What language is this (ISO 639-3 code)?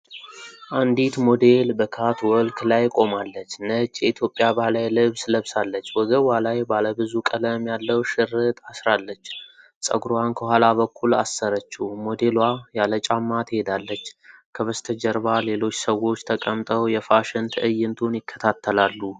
amh